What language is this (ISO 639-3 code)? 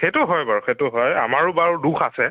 asm